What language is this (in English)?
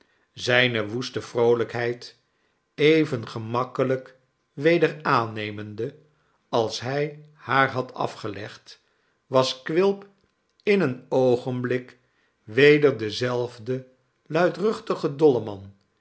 Dutch